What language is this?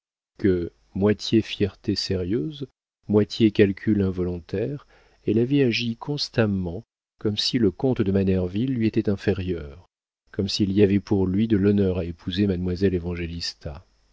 French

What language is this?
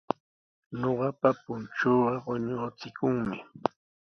Sihuas Ancash Quechua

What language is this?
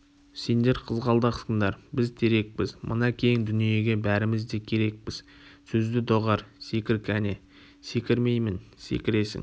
Kazakh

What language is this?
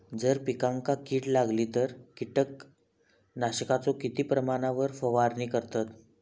Marathi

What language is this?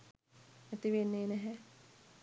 Sinhala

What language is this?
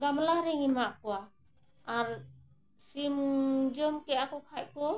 Santali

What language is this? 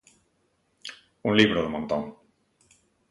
Galician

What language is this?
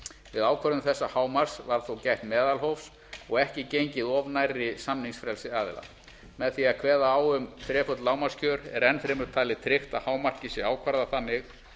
Icelandic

